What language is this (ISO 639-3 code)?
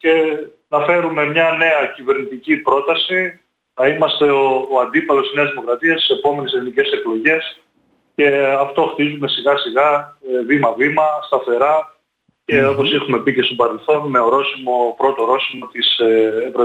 ell